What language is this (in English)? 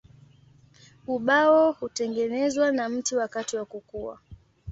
Swahili